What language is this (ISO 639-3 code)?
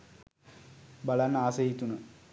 sin